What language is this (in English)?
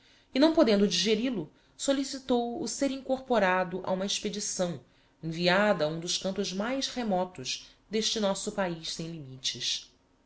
Portuguese